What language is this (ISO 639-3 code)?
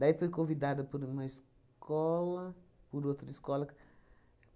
por